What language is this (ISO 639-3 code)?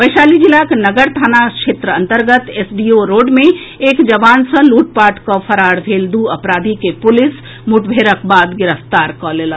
mai